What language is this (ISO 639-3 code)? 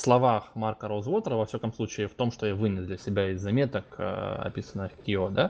rus